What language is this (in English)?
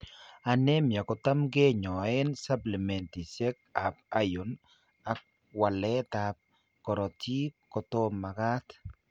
Kalenjin